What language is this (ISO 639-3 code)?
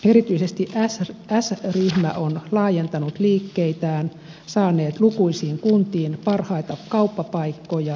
fin